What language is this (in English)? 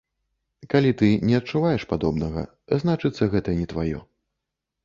Belarusian